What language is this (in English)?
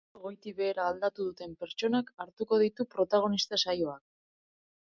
Basque